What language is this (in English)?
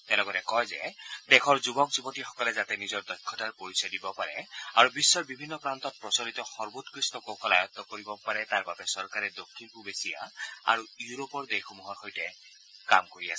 Assamese